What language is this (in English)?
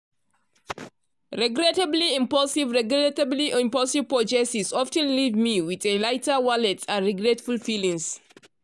Nigerian Pidgin